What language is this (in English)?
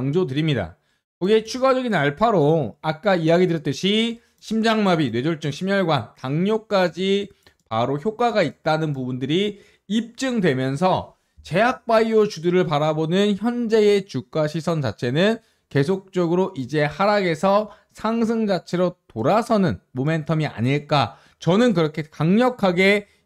Korean